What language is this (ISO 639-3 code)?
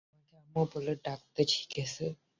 ben